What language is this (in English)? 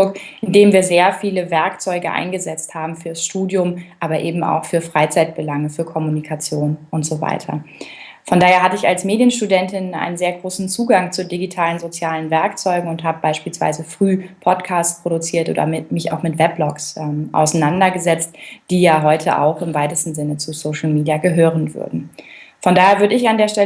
German